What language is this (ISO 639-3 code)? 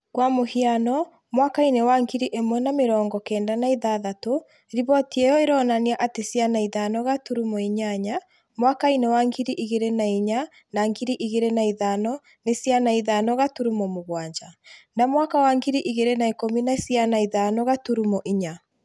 kik